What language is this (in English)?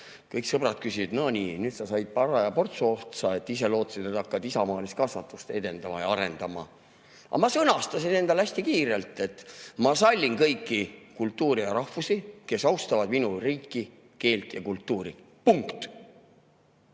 Estonian